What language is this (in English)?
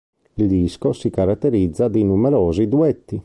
Italian